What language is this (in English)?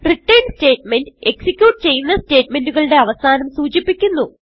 Malayalam